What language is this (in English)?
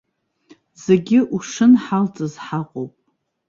Abkhazian